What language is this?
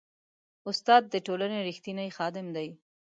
Pashto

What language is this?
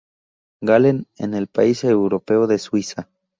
Spanish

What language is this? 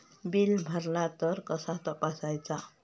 Marathi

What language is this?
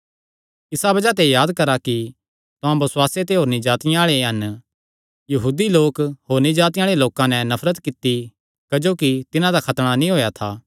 Kangri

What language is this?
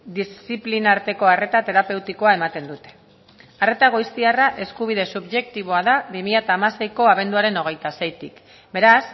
Basque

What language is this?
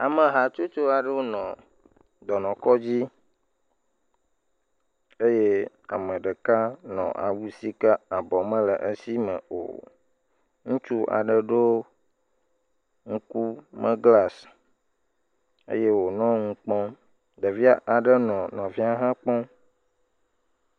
Ewe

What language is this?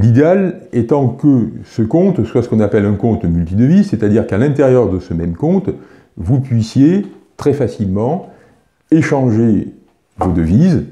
French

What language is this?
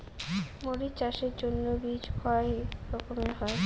Bangla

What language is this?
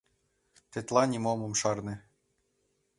Mari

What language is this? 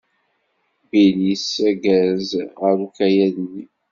Kabyle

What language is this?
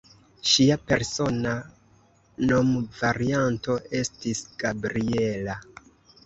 Esperanto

